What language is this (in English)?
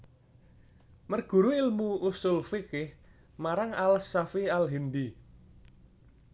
Javanese